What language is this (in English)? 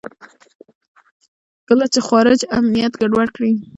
Pashto